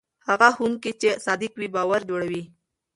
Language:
Pashto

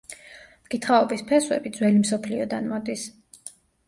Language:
Georgian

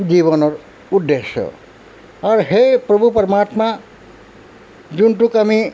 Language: Assamese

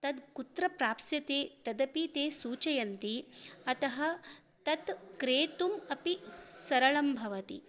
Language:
Sanskrit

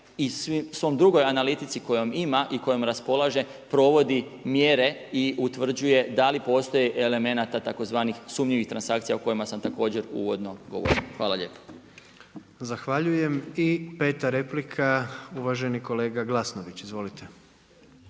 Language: Croatian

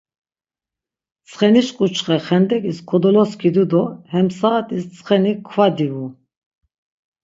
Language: Laz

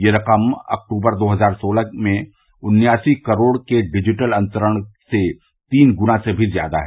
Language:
Hindi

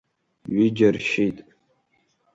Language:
Abkhazian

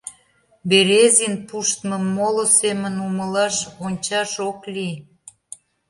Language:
Mari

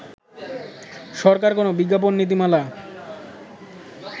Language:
Bangla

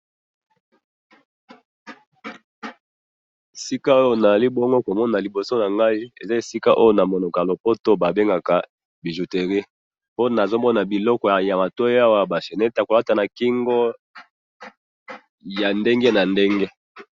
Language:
Lingala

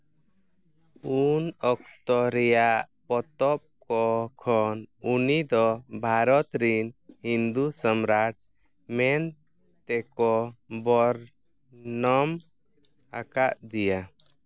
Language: Santali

